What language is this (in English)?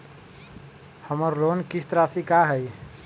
Magahi